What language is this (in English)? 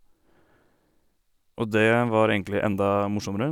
Norwegian